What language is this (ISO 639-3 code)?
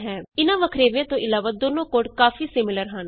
pan